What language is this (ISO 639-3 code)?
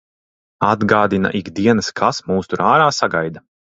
lav